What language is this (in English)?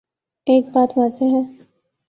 Urdu